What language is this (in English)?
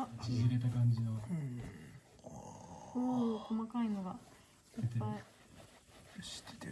Japanese